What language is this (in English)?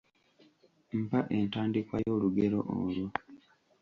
Ganda